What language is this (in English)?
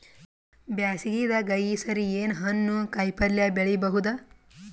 Kannada